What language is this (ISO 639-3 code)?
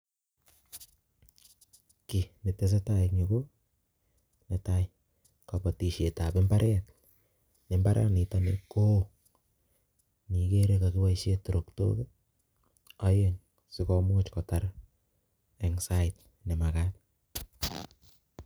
kln